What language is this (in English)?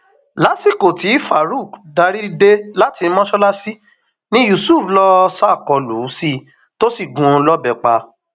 Yoruba